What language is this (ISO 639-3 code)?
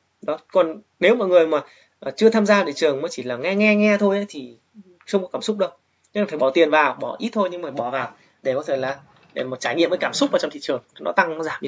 vie